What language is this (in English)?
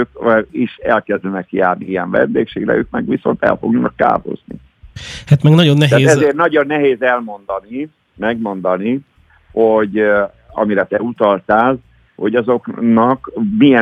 Hungarian